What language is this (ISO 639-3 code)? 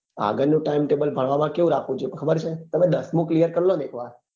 guj